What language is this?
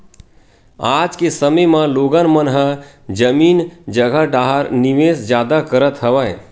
Chhattisgarhi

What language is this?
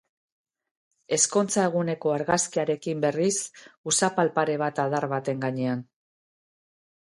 Basque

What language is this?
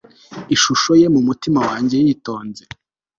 Kinyarwanda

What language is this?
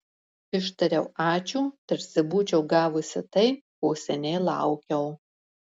Lithuanian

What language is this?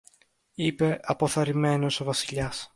Greek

